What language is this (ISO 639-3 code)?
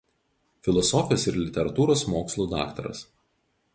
lit